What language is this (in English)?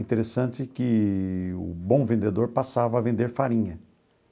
Portuguese